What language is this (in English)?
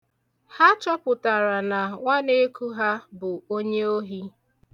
Igbo